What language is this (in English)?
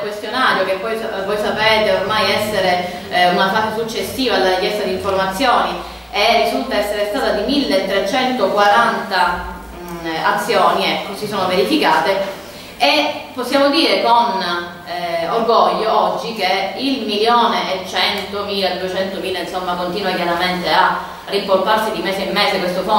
Italian